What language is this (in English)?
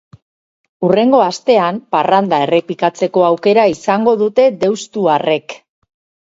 Basque